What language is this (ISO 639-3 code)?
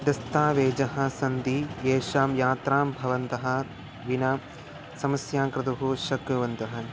san